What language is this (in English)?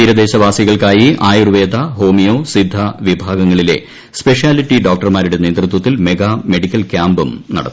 Malayalam